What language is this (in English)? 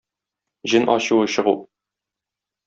Tatar